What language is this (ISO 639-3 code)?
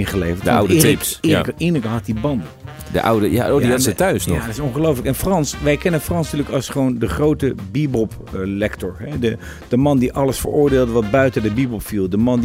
nld